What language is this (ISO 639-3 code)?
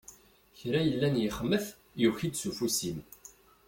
kab